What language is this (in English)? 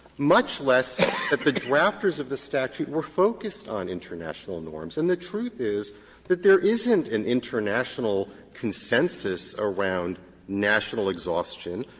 English